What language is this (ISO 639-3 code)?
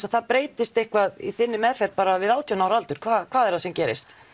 isl